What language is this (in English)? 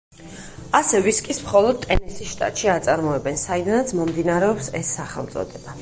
Georgian